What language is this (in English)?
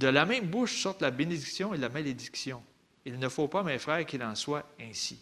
French